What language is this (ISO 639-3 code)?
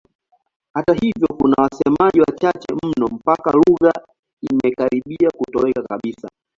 swa